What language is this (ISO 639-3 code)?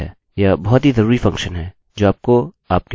hin